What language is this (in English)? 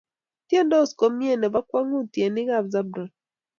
Kalenjin